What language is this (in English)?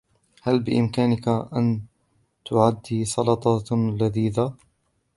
Arabic